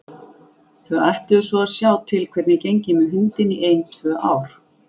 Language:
Icelandic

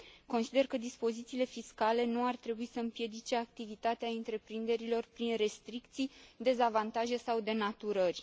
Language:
Romanian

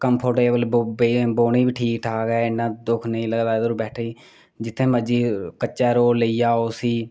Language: Dogri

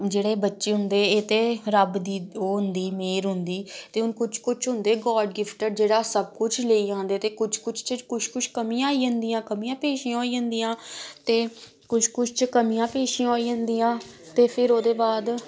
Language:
Dogri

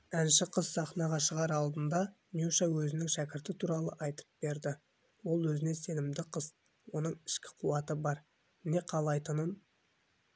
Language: Kazakh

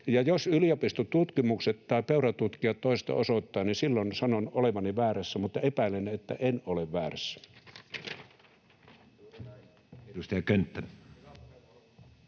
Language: Finnish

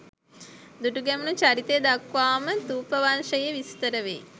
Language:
Sinhala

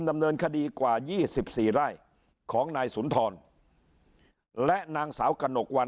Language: Thai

